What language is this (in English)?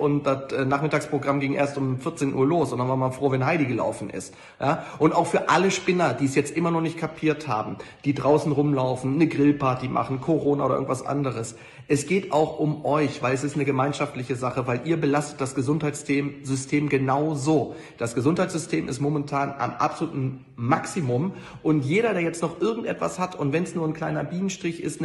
German